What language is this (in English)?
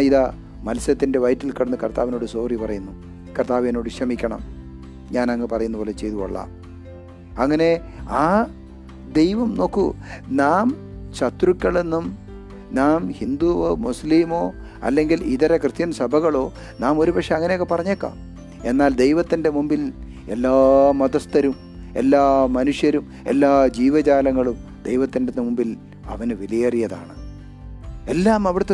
Malayalam